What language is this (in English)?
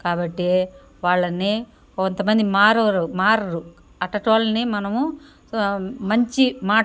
Telugu